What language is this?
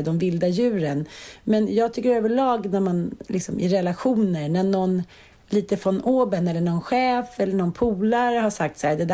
Swedish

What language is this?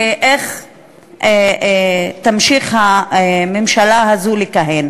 Hebrew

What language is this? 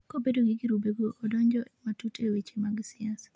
Luo (Kenya and Tanzania)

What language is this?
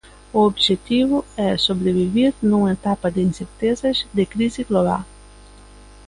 Galician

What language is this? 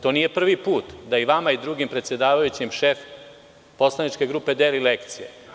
Serbian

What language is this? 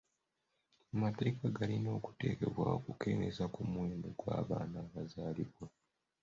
Ganda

